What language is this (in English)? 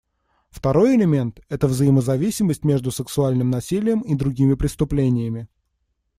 Russian